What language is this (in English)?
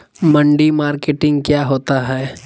Magahi